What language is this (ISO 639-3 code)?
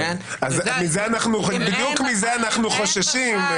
heb